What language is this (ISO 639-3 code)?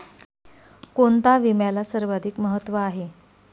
mar